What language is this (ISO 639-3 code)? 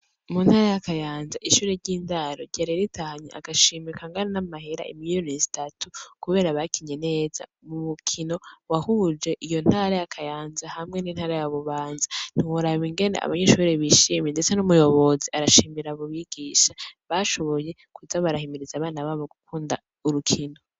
run